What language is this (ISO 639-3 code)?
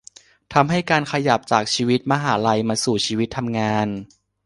tha